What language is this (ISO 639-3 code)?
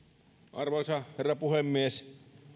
fin